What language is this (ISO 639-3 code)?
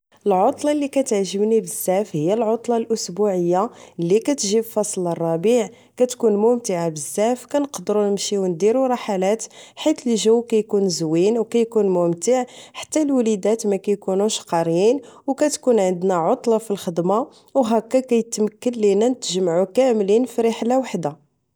ary